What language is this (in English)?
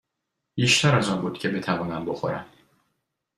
Persian